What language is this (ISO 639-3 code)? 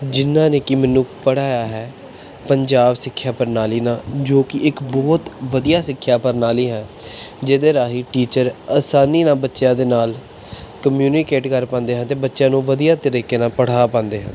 pan